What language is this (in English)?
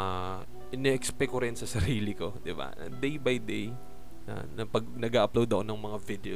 Filipino